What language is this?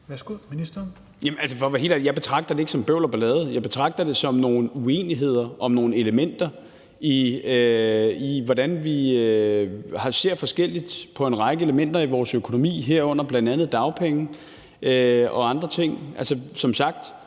Danish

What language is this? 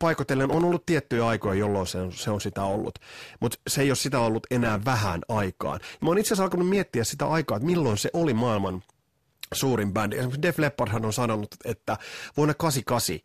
Finnish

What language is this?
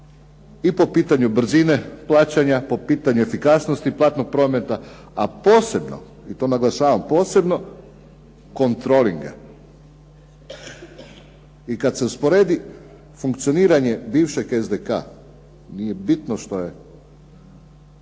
Croatian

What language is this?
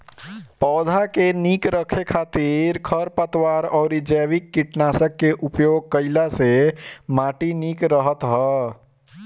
Bhojpuri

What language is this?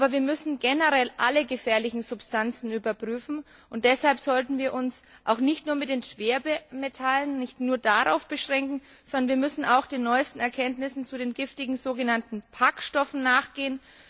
German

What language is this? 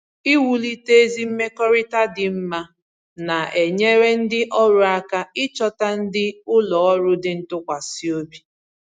Igbo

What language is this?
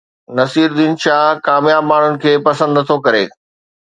Sindhi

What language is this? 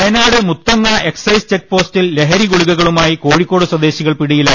Malayalam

